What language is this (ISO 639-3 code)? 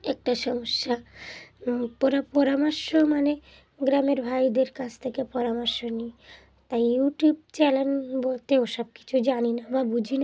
ben